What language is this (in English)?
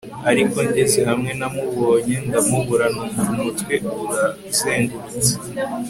Kinyarwanda